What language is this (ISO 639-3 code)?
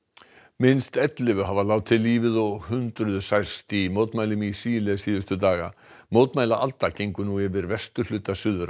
isl